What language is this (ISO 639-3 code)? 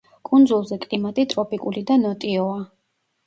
kat